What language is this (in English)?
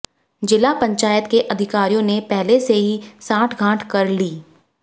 Hindi